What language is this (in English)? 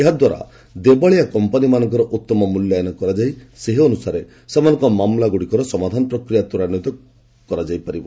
Odia